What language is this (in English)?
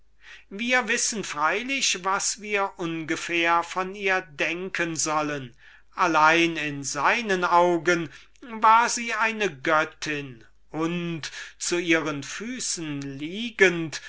German